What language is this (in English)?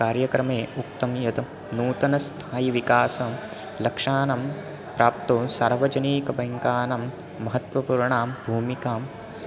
Sanskrit